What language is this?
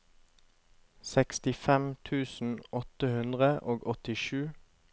Norwegian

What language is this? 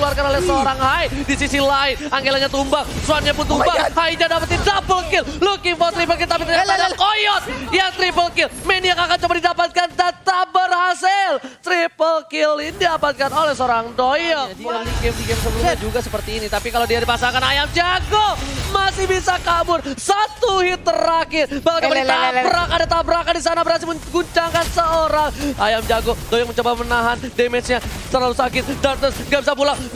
Indonesian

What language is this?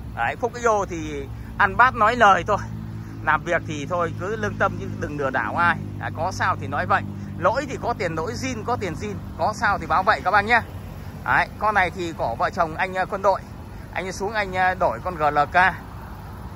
Vietnamese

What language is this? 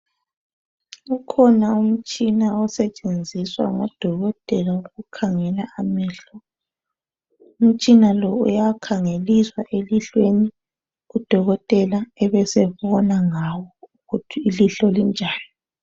North Ndebele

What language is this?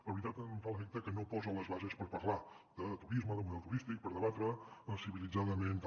Catalan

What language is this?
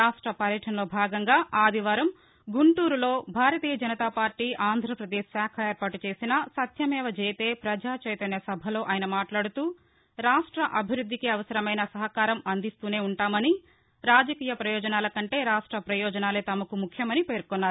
Telugu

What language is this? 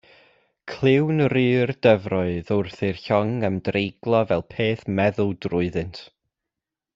Welsh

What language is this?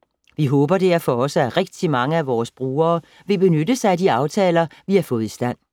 Danish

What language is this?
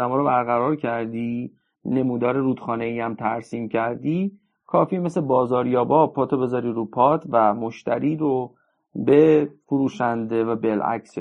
Persian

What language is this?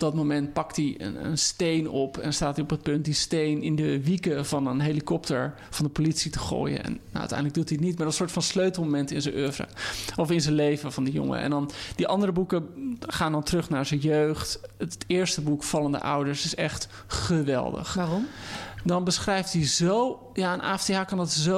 Dutch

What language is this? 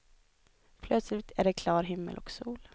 Swedish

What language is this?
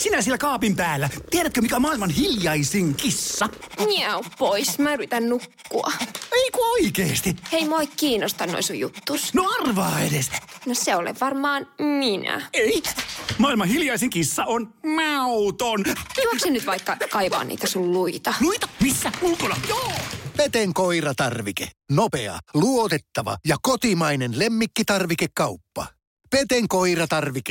Finnish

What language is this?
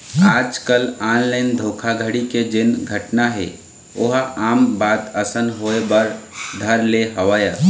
Chhattisgarhi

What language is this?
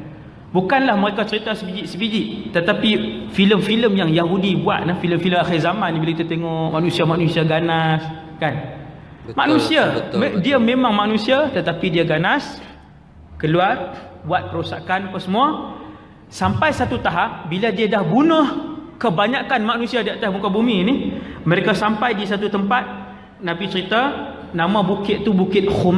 Malay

